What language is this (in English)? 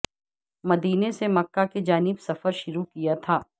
Urdu